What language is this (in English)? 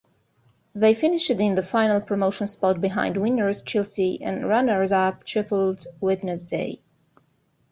English